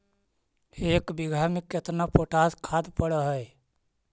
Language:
Magahi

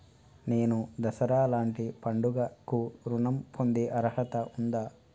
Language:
Telugu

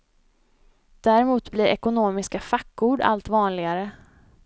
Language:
Swedish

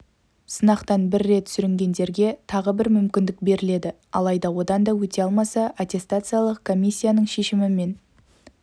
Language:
Kazakh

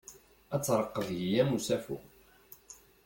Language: Kabyle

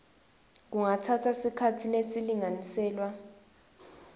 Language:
Swati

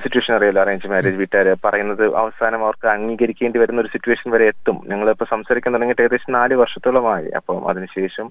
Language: Malayalam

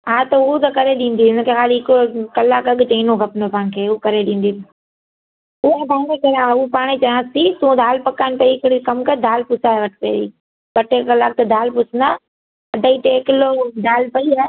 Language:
Sindhi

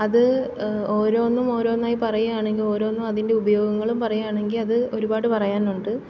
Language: Malayalam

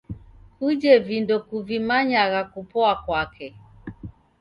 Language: Taita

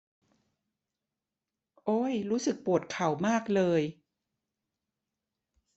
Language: Thai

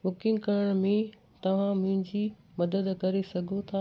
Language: Sindhi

